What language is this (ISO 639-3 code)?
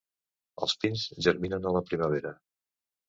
cat